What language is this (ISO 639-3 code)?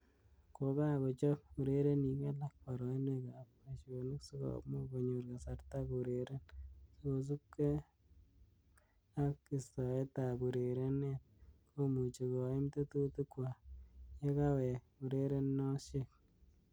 kln